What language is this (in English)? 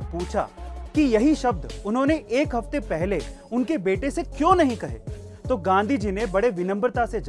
Hindi